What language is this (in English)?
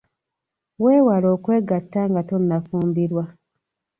Ganda